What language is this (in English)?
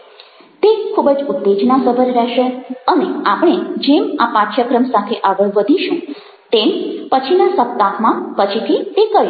Gujarati